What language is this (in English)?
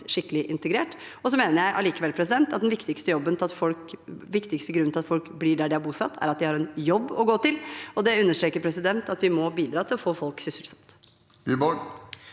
Norwegian